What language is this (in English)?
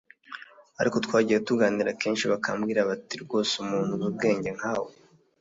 Kinyarwanda